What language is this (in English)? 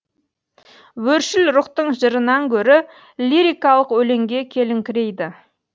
Kazakh